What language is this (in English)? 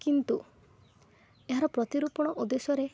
Odia